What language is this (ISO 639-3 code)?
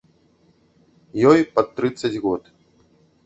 bel